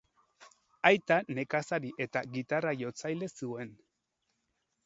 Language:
Basque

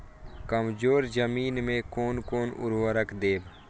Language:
Maithili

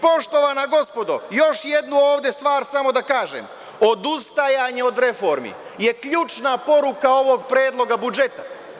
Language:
Serbian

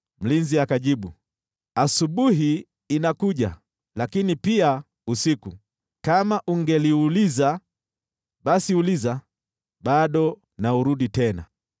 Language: Swahili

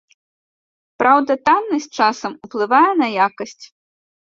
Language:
Belarusian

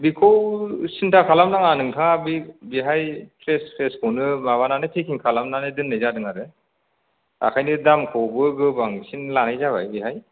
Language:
Bodo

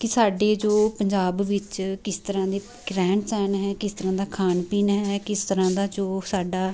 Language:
Punjabi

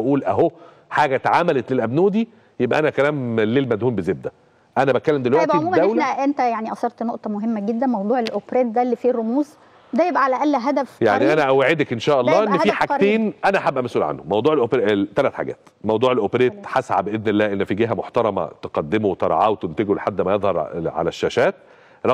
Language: Arabic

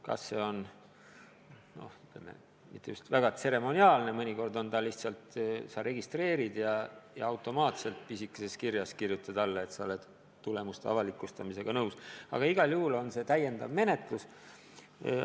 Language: Estonian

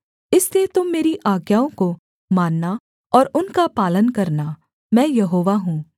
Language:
Hindi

